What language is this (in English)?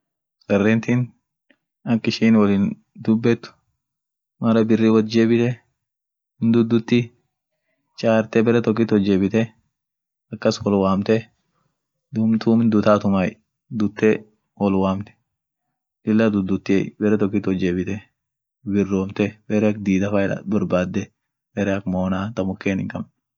Orma